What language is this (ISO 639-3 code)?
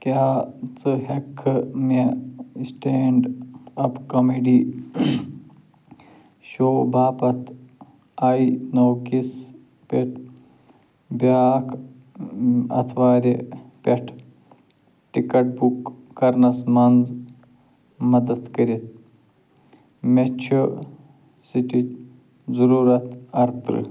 kas